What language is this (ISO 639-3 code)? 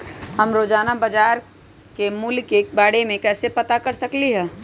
mag